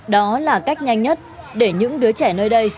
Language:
Vietnamese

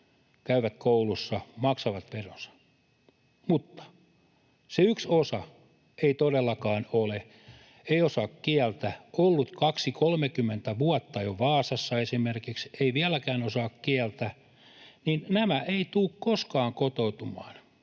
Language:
Finnish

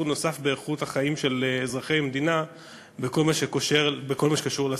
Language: Hebrew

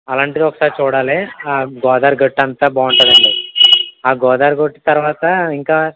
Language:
Telugu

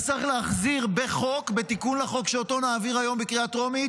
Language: Hebrew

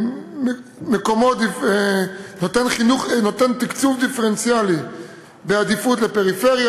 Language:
Hebrew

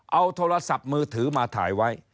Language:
Thai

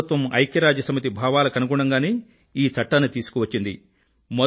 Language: Telugu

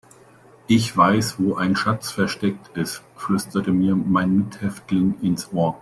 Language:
German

